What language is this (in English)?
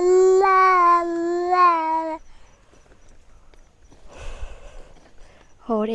Vietnamese